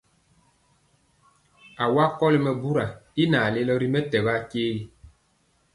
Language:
Mpiemo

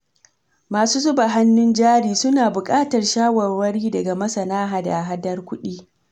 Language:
Hausa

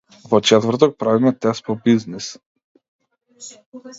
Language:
Macedonian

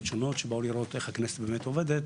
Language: Hebrew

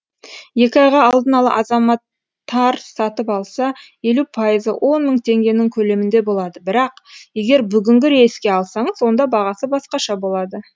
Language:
Kazakh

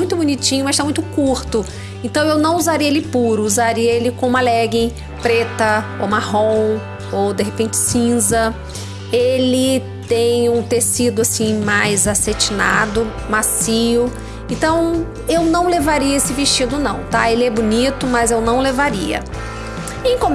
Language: Portuguese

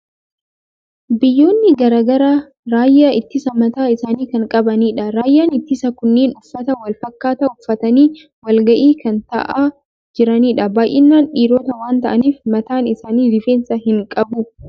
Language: Oromo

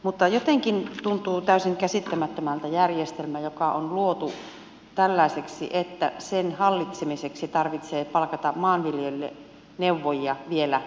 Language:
Finnish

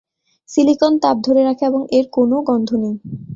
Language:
Bangla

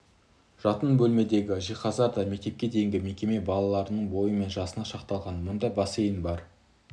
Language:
Kazakh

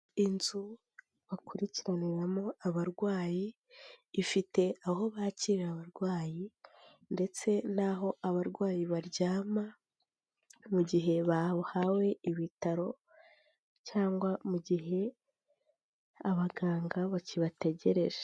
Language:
Kinyarwanda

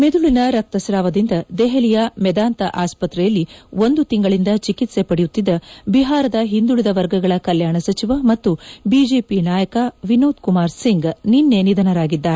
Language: Kannada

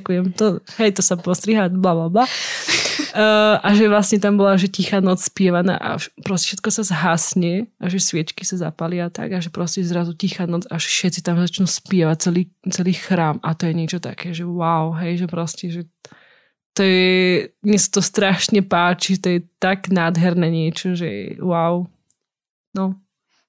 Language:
Slovak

